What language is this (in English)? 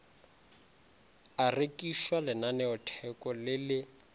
Northern Sotho